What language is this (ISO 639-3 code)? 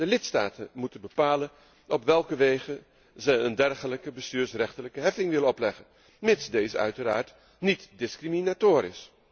nld